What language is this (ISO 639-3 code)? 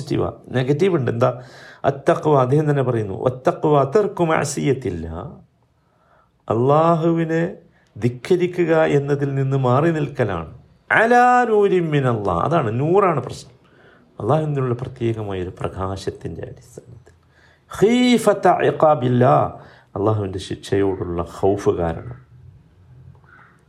mal